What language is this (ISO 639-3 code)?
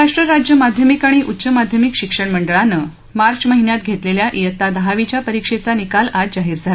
mar